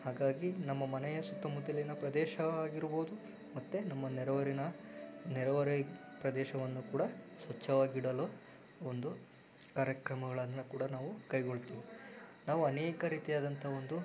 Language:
Kannada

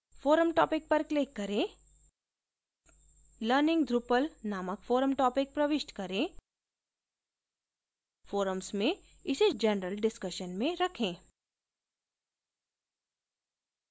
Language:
Hindi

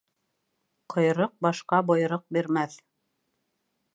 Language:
Bashkir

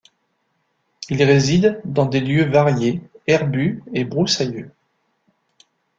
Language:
French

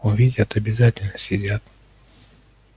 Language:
Russian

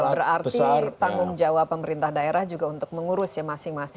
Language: Indonesian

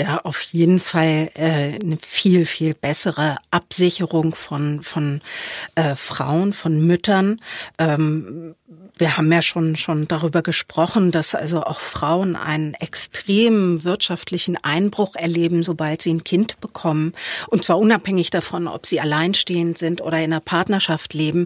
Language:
German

